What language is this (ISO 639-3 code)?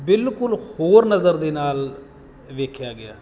pan